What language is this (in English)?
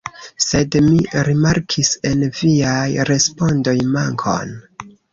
Esperanto